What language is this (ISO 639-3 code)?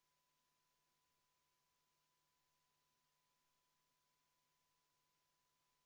est